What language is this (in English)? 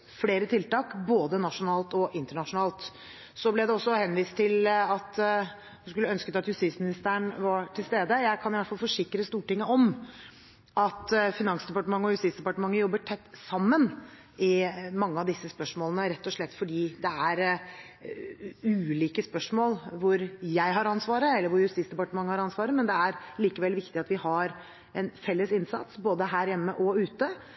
Norwegian Bokmål